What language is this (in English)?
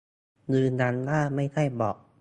Thai